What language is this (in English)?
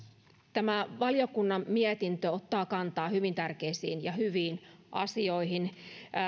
Finnish